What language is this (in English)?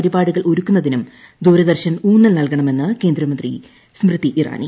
Malayalam